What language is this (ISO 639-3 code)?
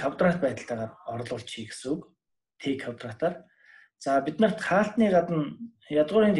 tur